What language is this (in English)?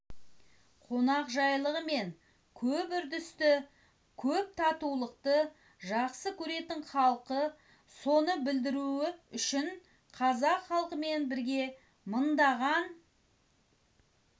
Kazakh